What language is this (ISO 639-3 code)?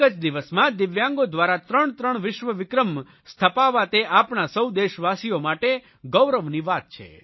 guj